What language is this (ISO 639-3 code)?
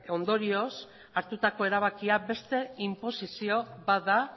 eus